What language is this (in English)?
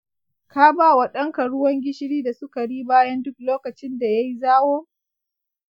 Hausa